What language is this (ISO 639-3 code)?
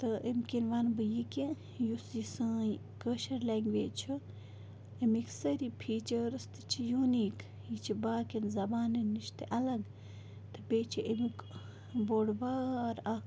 kas